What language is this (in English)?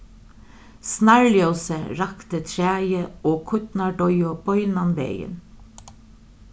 Faroese